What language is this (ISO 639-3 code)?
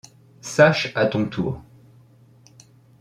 fra